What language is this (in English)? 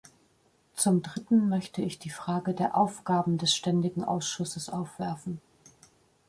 German